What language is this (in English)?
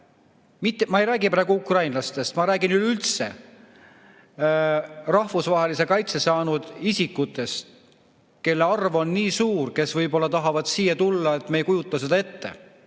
Estonian